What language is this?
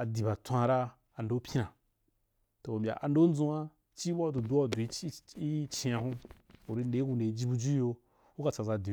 Wapan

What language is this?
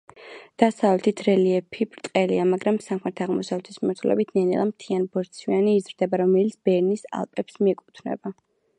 Georgian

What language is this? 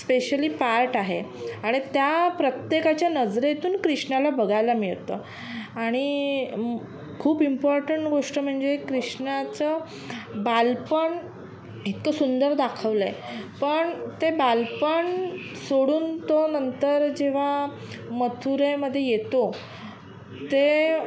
Marathi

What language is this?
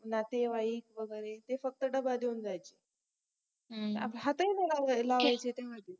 Marathi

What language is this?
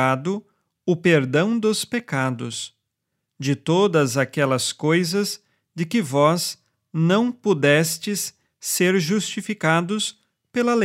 Portuguese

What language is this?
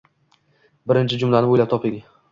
Uzbek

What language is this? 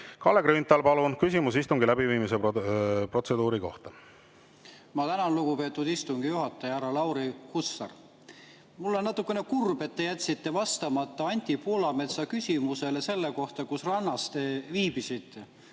Estonian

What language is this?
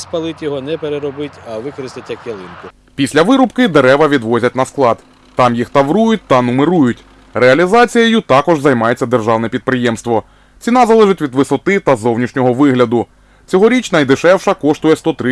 Ukrainian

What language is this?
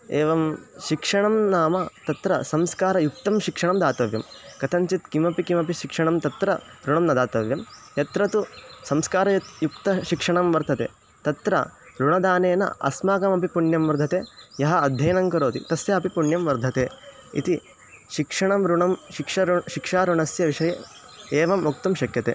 Sanskrit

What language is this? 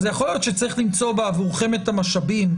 Hebrew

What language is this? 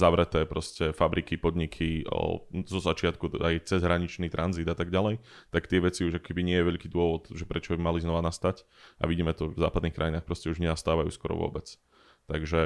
Slovak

